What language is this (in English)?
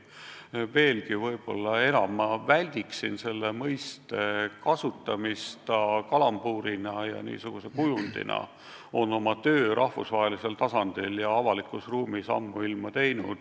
Estonian